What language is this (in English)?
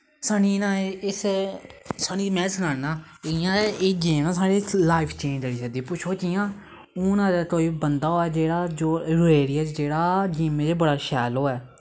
Dogri